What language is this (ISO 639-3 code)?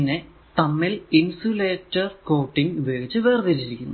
mal